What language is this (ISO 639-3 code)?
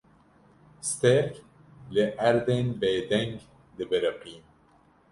kur